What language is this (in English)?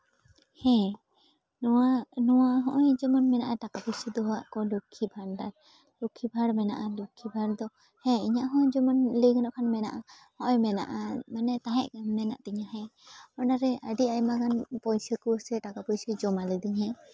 Santali